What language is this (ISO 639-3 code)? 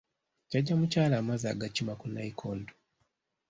lug